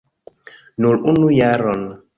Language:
Esperanto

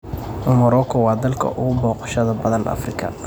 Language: Somali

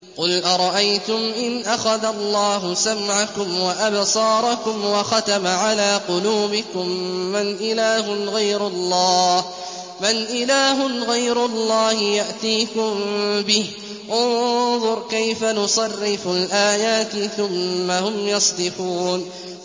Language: Arabic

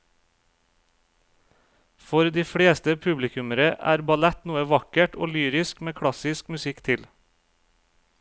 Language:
Norwegian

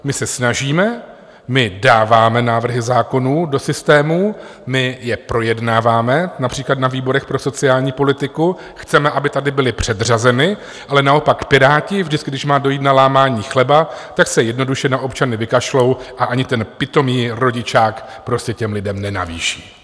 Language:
Czech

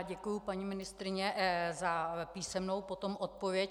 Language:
Czech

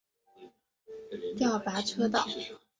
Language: Chinese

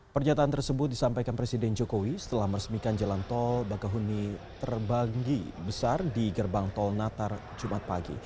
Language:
Indonesian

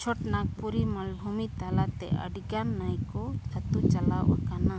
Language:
Santali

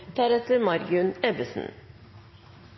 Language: Norwegian Nynorsk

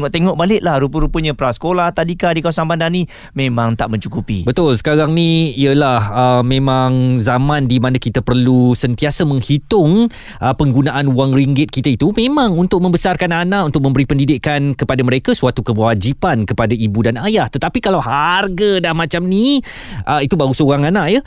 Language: Malay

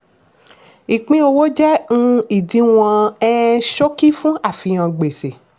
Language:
Yoruba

